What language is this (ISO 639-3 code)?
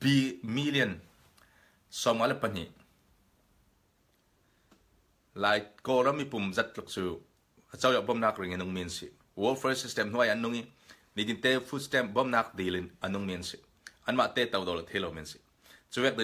ind